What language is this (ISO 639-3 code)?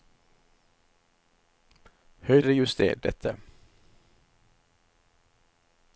nor